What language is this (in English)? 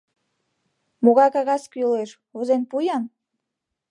Mari